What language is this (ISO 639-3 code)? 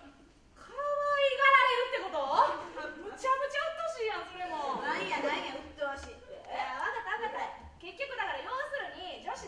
jpn